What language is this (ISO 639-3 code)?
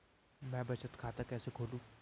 hin